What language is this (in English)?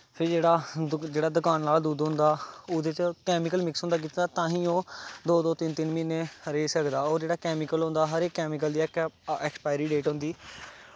Dogri